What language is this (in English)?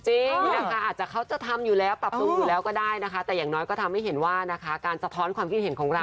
Thai